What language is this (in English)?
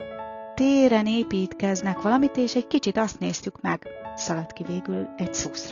Hungarian